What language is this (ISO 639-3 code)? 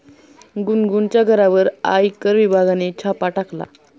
mar